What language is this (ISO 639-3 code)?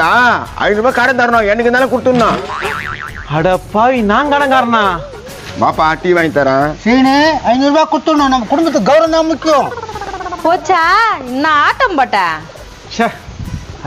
tam